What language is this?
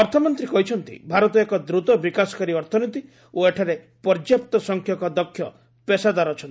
Odia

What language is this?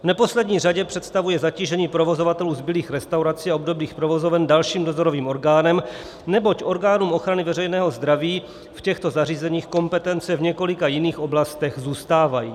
Czech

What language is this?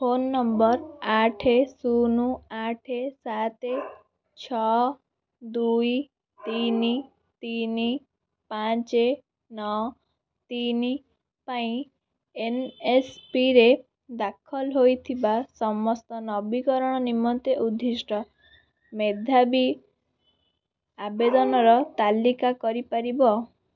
Odia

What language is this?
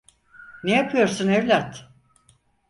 Turkish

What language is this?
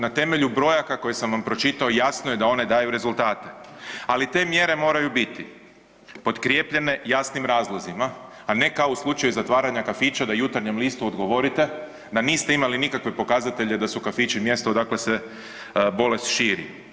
Croatian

